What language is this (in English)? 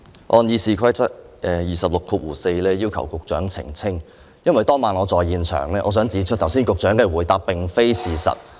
Cantonese